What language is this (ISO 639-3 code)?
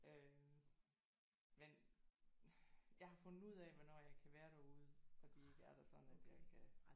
dan